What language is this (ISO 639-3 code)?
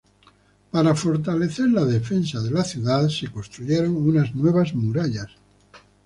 spa